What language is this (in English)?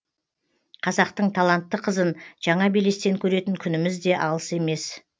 Kazakh